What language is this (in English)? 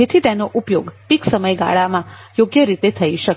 Gujarati